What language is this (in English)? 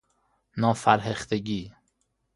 Persian